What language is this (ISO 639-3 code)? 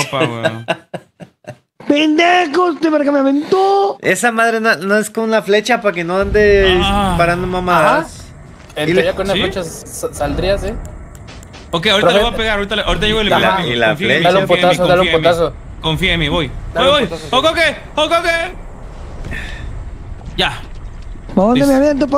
spa